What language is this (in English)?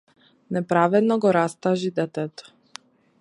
Macedonian